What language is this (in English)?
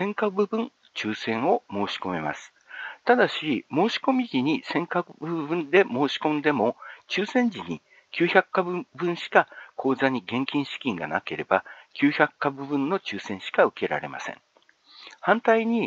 Japanese